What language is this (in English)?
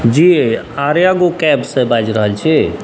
Maithili